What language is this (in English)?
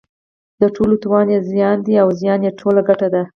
Pashto